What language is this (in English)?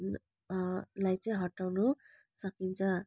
Nepali